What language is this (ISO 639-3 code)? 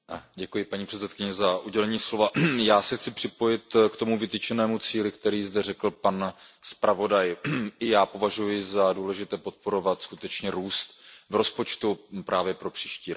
ces